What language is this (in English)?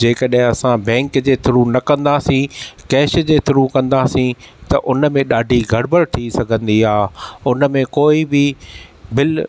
Sindhi